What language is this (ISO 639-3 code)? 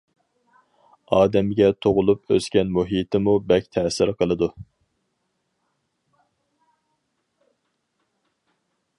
uig